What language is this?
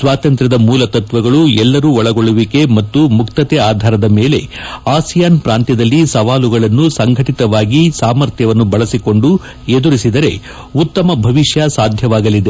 Kannada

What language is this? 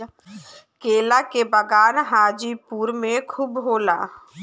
Bhojpuri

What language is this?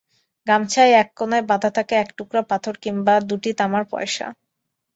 Bangla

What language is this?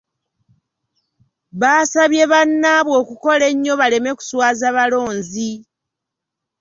Ganda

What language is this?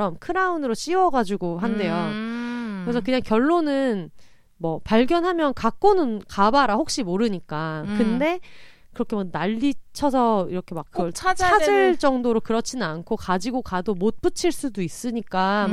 Korean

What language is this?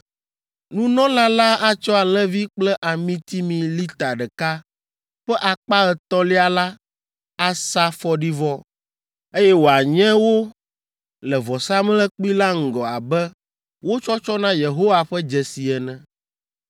Ewe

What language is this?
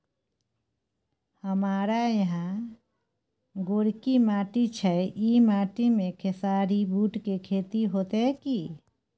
Maithili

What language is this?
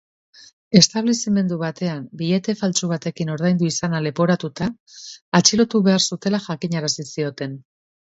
Basque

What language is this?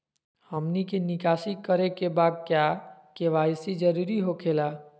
Magahi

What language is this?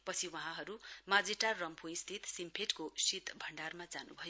Nepali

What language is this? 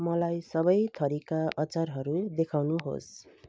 Nepali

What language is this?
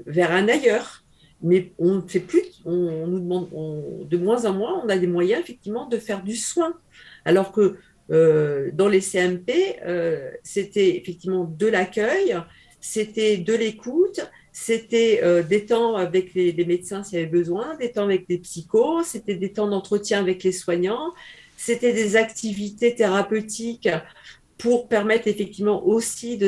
French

